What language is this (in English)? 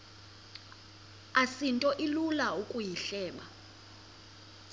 Xhosa